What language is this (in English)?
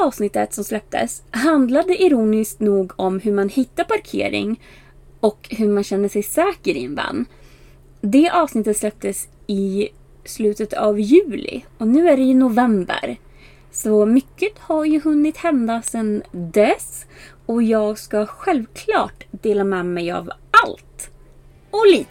Swedish